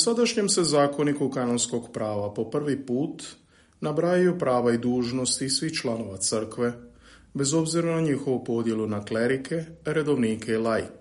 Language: Croatian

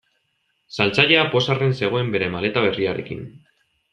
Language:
Basque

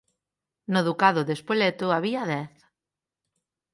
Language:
Galician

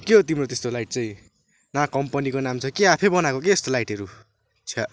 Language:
Nepali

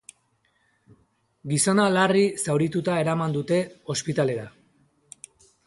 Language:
Basque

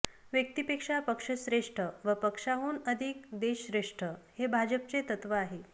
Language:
Marathi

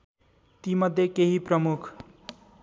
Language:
Nepali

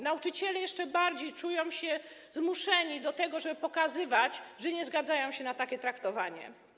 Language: Polish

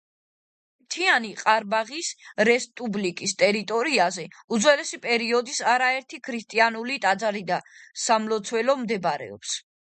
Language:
Georgian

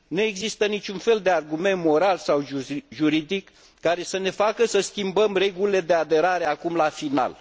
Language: Romanian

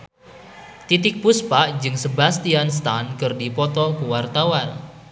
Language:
Sundanese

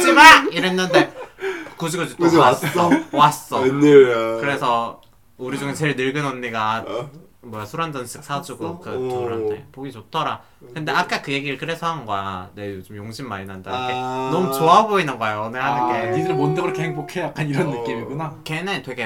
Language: Korean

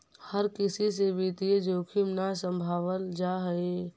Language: Magahi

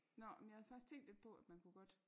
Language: Danish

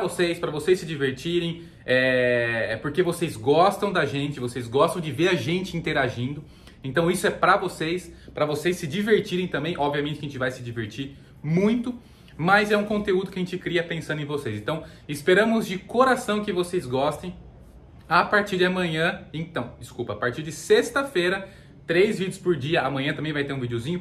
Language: Portuguese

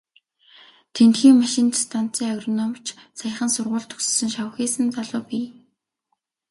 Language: Mongolian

